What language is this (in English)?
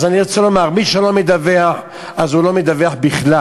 Hebrew